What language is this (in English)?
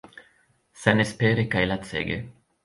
Esperanto